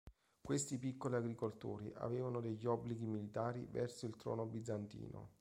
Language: Italian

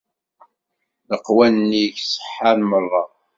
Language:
Kabyle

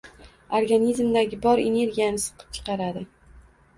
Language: Uzbek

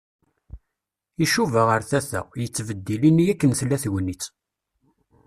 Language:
Kabyle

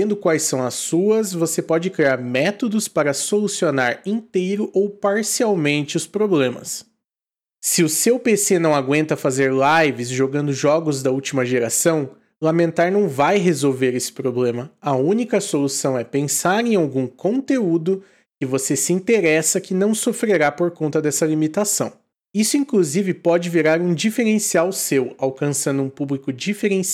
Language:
Portuguese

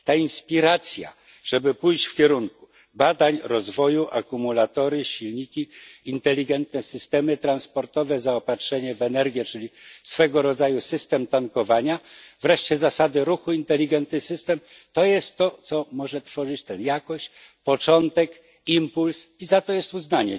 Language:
Polish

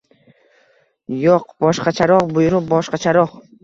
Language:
Uzbek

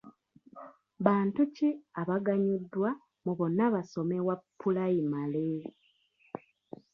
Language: Ganda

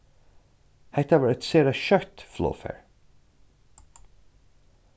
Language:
Faroese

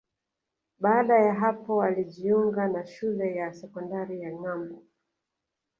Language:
Swahili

